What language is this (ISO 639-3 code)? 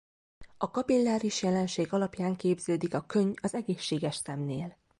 hun